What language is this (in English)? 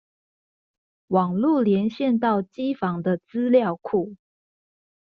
Chinese